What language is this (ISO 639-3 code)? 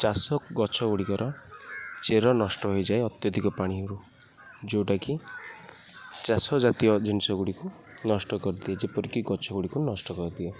ori